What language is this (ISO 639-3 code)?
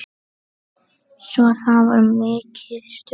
isl